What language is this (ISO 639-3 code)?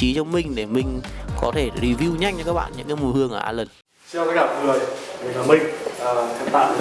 vie